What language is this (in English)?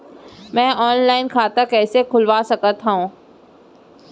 Chhattisgarhi